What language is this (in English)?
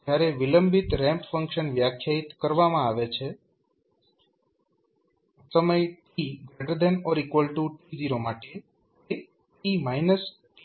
Gujarati